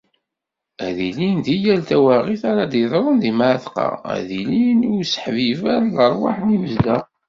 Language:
Kabyle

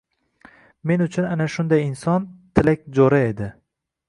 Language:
Uzbek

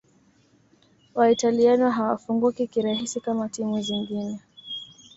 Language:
Swahili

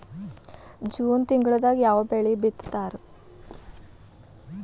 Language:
Kannada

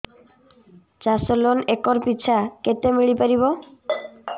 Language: Odia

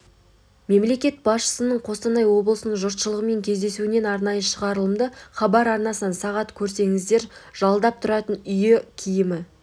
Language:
Kazakh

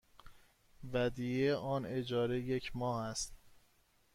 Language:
Persian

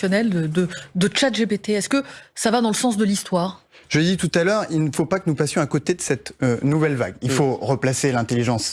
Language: French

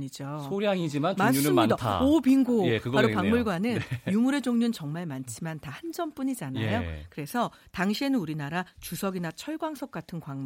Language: Korean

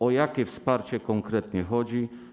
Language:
Polish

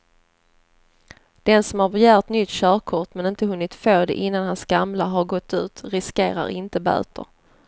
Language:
Swedish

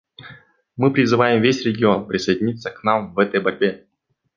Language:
Russian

